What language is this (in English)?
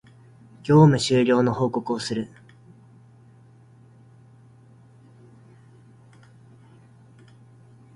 Japanese